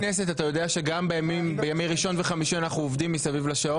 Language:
Hebrew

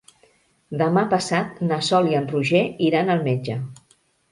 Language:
Catalan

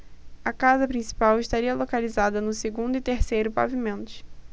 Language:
Portuguese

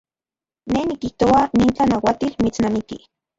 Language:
Central Puebla Nahuatl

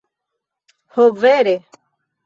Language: Esperanto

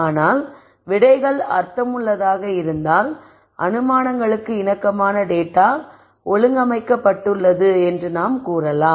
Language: Tamil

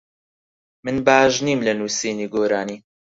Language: Central Kurdish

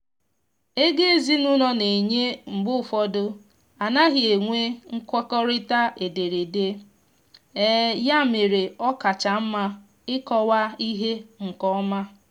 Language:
Igbo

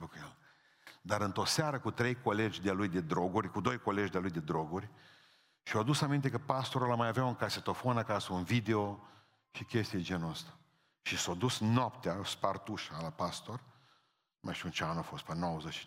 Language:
Romanian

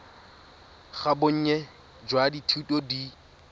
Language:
Tswana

